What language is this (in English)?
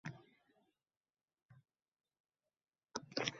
Uzbek